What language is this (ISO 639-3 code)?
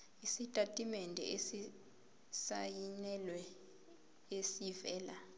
zul